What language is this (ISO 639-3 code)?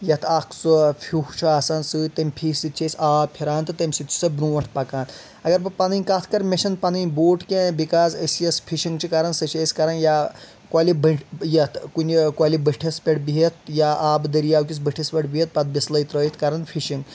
kas